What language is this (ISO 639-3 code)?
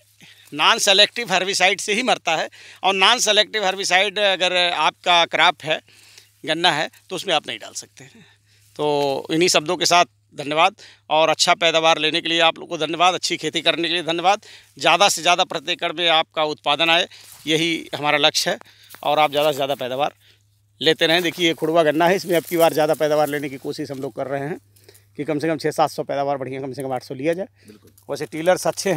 hin